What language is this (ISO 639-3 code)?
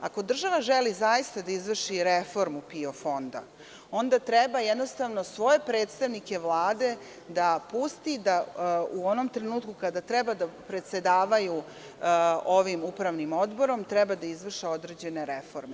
srp